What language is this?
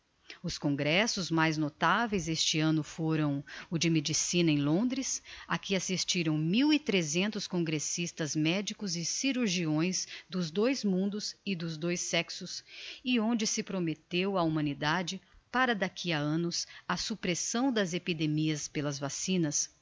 Portuguese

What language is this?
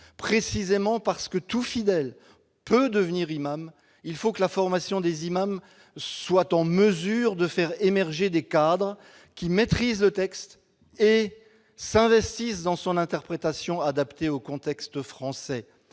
French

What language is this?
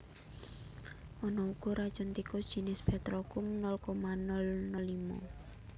Javanese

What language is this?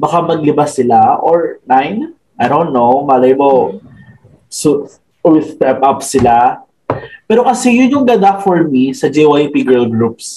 Filipino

